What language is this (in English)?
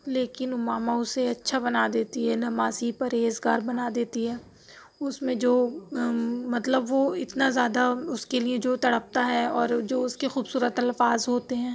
Urdu